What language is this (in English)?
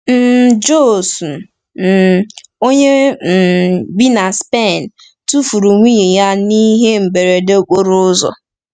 Igbo